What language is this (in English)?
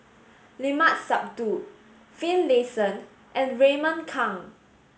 English